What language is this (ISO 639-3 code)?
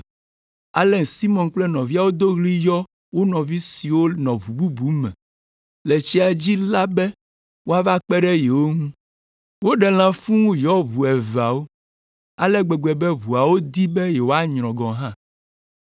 ewe